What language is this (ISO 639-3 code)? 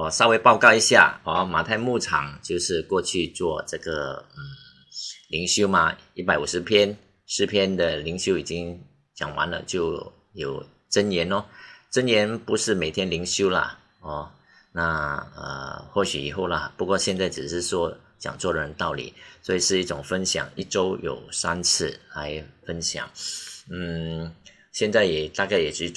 zho